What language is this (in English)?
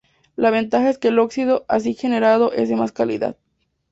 Spanish